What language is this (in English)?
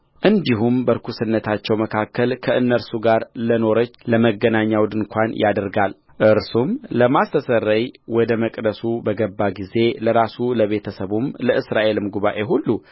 Amharic